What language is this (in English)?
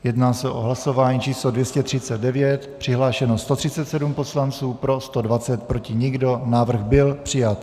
Czech